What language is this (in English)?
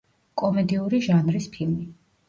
Georgian